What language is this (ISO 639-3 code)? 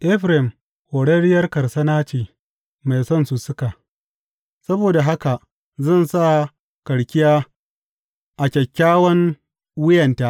hau